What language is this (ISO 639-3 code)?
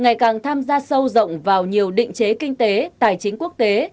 vie